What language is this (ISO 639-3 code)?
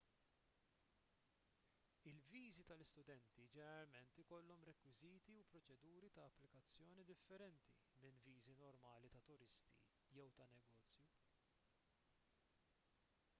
mlt